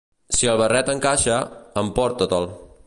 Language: Catalan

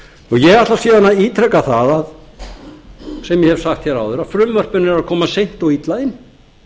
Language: Icelandic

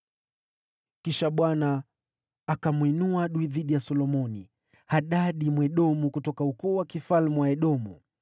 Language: Swahili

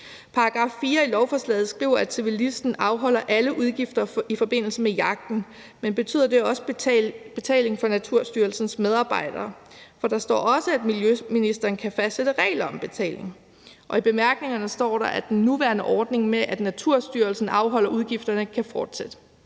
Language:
Danish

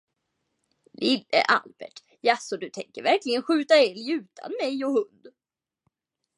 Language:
Swedish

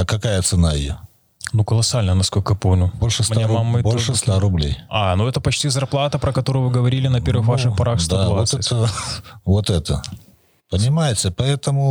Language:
Russian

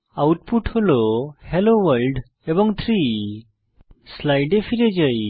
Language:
Bangla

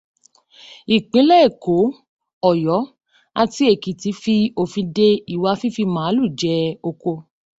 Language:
Yoruba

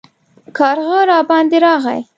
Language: Pashto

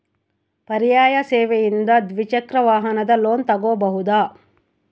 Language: Kannada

